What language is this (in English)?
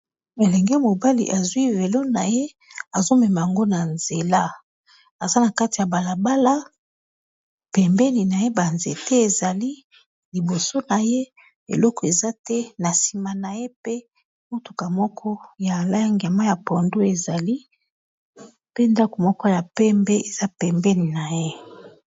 Lingala